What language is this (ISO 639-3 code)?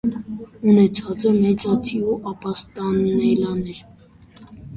hye